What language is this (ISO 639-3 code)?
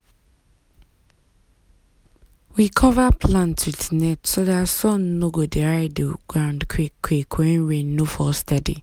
pcm